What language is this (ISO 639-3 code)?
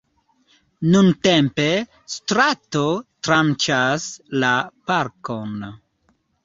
epo